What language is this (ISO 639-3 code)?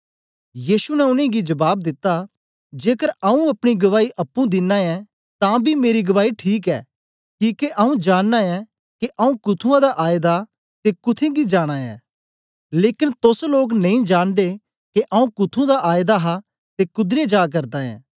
doi